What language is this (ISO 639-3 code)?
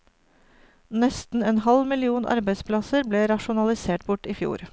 nor